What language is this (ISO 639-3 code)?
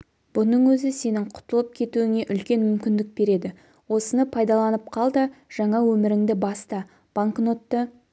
kaz